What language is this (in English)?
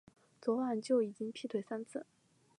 Chinese